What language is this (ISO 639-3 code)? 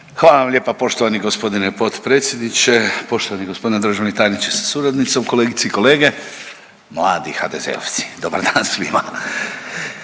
hrv